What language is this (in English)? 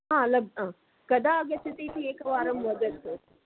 Sanskrit